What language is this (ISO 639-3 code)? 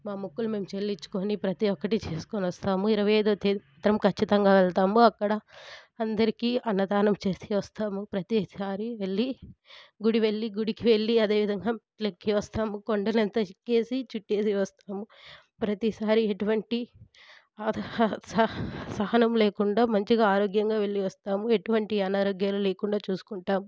tel